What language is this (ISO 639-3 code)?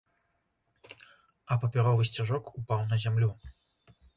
bel